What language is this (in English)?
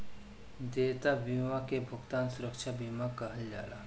Bhojpuri